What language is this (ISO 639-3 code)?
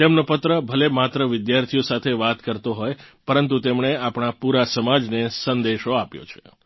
guj